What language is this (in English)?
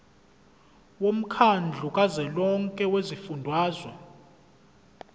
Zulu